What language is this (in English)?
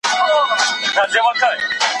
Pashto